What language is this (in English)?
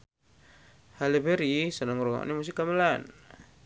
Javanese